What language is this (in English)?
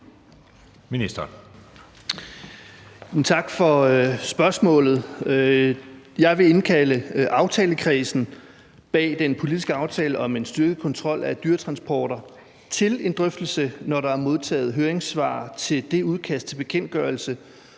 Danish